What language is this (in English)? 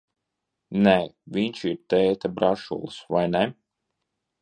Latvian